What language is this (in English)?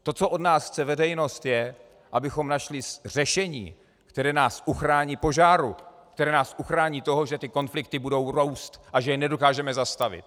Czech